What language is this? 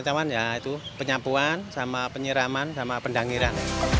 Indonesian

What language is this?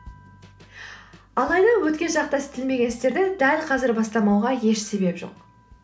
Kazakh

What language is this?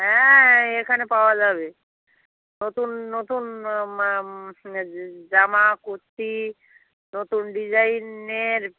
Bangla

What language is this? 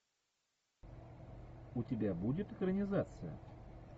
Russian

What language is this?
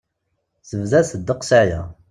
Kabyle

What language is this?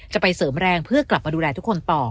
Thai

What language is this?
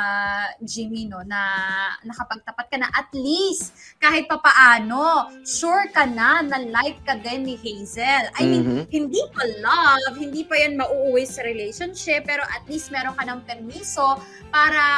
Filipino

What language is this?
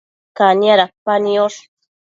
Matsés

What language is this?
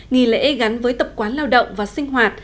Vietnamese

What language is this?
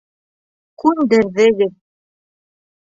Bashkir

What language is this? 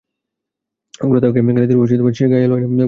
Bangla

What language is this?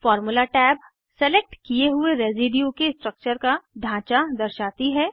Hindi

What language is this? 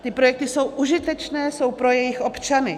Czech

